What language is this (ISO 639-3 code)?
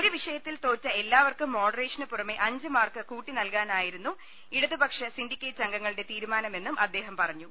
mal